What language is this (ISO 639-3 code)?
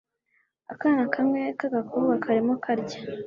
kin